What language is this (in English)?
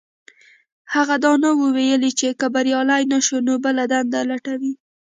Pashto